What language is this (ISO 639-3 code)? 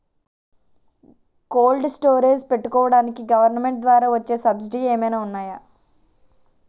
tel